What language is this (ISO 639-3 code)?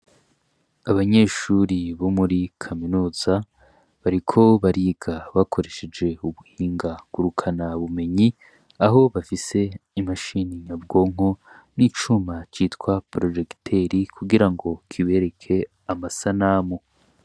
run